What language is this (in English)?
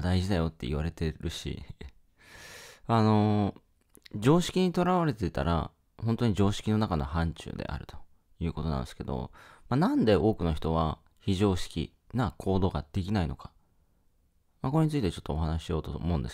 Japanese